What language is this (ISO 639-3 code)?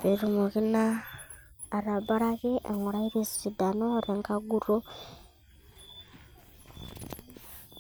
mas